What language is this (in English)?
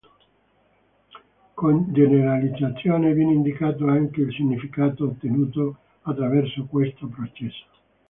Italian